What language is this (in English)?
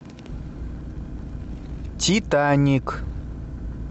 Russian